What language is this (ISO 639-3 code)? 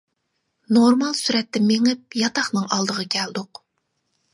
uig